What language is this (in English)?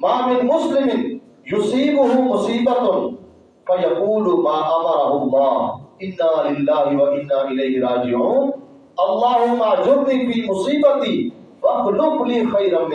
Urdu